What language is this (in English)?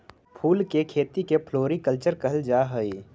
Magahi